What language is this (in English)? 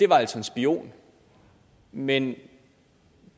Danish